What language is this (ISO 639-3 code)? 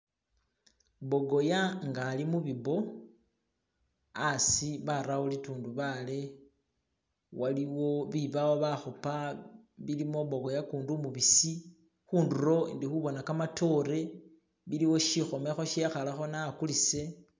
myx